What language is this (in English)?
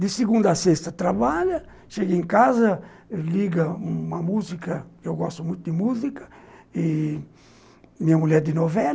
Portuguese